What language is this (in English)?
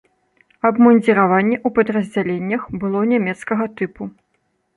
Belarusian